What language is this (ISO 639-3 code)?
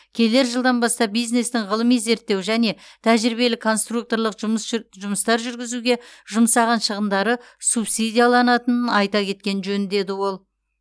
kaz